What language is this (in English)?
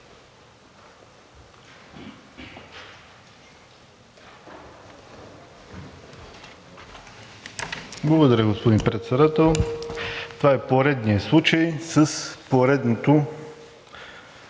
Bulgarian